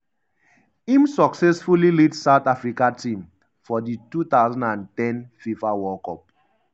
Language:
Nigerian Pidgin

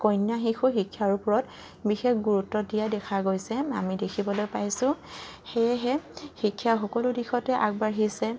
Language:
Assamese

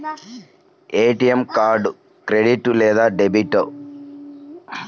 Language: Telugu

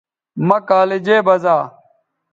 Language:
Bateri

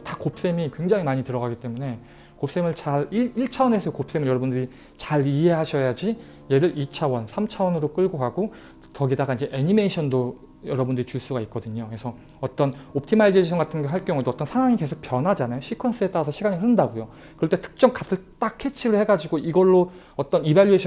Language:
Korean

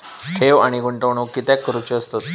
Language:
Marathi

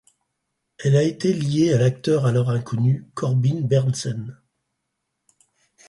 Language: French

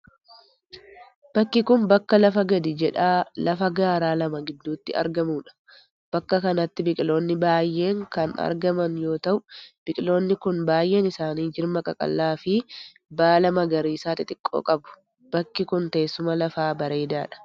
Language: Oromo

